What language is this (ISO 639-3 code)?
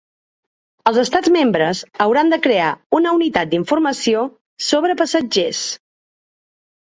cat